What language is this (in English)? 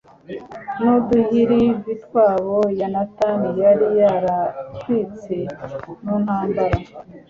Kinyarwanda